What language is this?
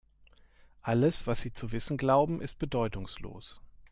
German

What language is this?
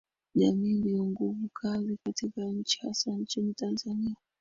Swahili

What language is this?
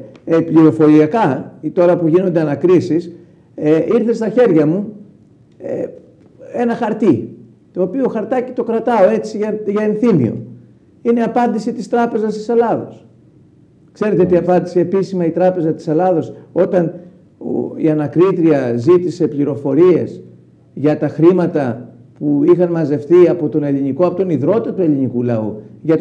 Greek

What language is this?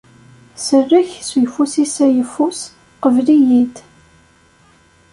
Kabyle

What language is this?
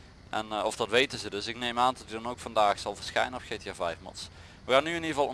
Dutch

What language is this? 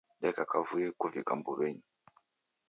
Taita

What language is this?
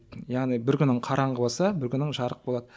Kazakh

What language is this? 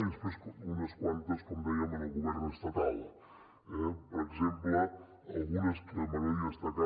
Catalan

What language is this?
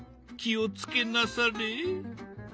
Japanese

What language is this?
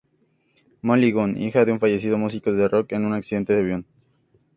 Spanish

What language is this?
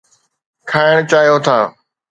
Sindhi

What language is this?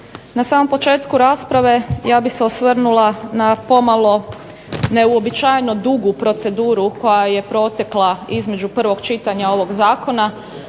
Croatian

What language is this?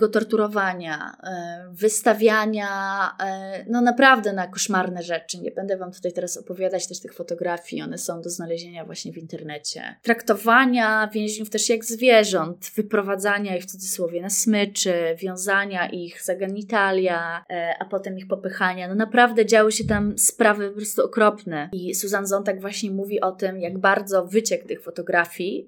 Polish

